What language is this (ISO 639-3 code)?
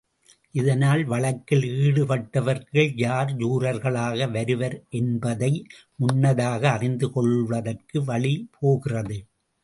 tam